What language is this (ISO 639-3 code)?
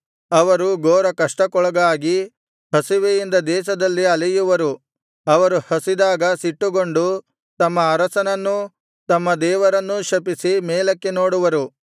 kan